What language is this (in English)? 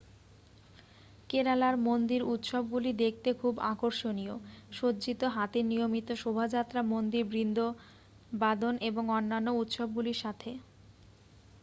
Bangla